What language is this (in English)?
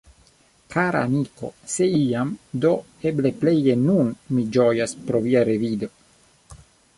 Esperanto